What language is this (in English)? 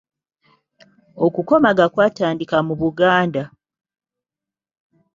Ganda